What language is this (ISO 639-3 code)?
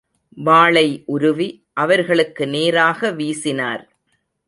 tam